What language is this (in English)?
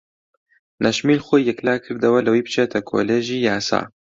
Central Kurdish